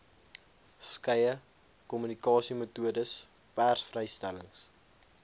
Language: Afrikaans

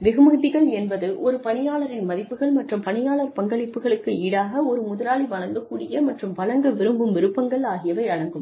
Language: Tamil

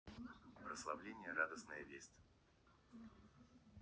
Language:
Russian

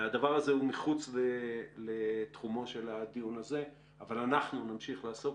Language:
Hebrew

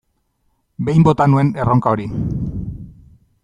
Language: Basque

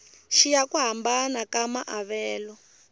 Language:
Tsonga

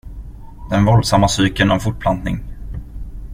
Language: Swedish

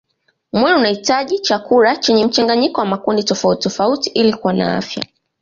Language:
Swahili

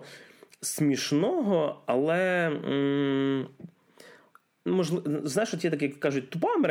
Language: Ukrainian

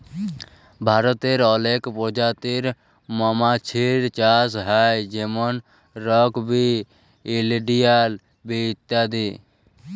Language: Bangla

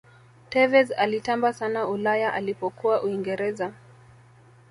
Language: Swahili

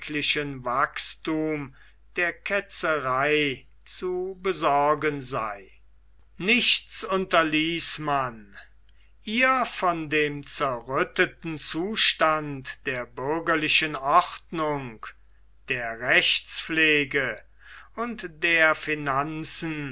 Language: German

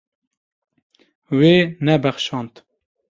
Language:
Kurdish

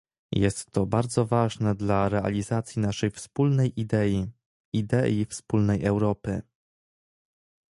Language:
Polish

